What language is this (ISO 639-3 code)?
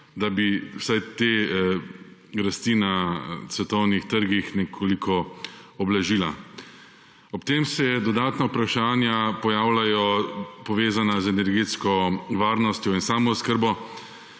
slv